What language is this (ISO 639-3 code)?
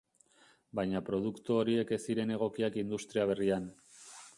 eus